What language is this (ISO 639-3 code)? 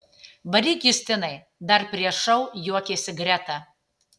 lit